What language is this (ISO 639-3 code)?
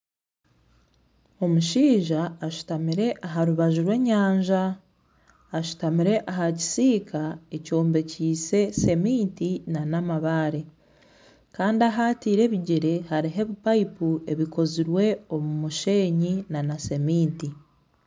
nyn